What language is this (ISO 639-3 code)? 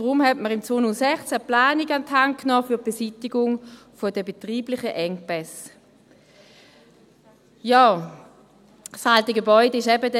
gsw